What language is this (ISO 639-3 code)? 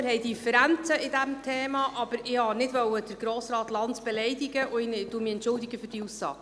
gsw